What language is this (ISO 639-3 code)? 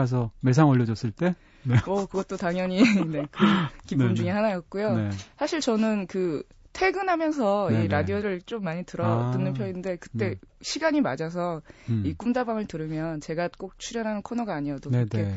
kor